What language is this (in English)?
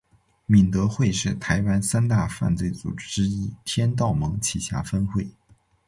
Chinese